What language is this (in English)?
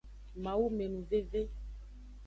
Aja (Benin)